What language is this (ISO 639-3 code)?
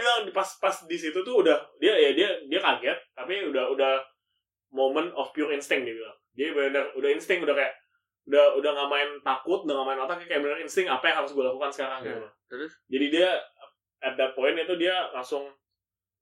ind